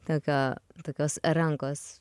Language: Lithuanian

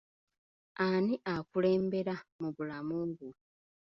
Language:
Ganda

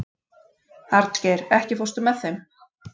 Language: Icelandic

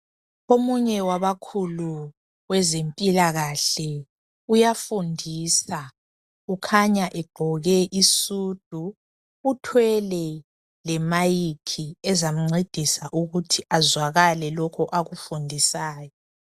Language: North Ndebele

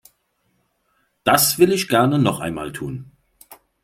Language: German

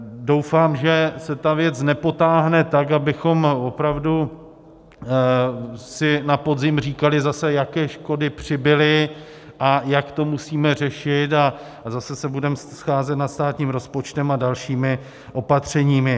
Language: Czech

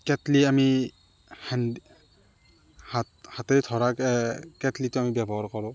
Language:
Assamese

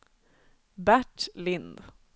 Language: Swedish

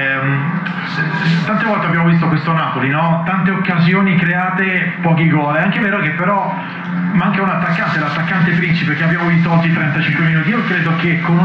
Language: Italian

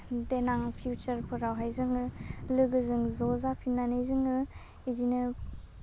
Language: Bodo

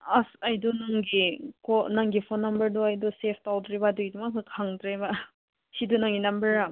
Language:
Manipuri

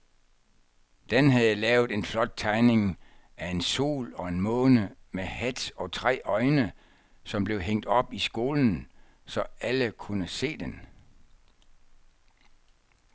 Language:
Danish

